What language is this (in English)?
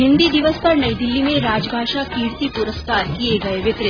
Hindi